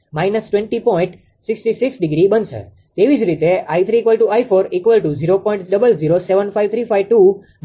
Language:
Gujarati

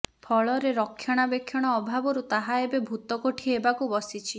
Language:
Odia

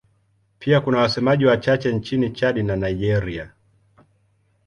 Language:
Swahili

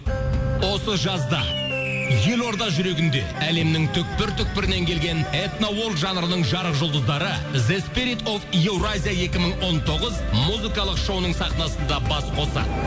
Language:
Kazakh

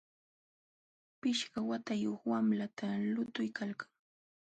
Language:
Jauja Wanca Quechua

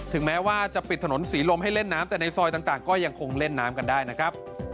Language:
Thai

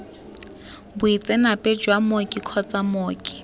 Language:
Tswana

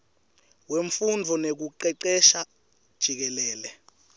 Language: Swati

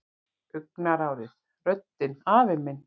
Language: Icelandic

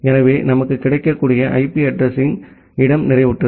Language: Tamil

